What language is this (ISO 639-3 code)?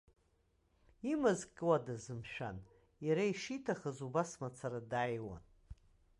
abk